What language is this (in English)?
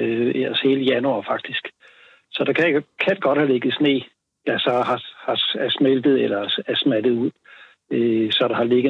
Danish